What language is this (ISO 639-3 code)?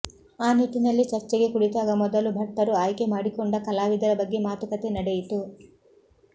kan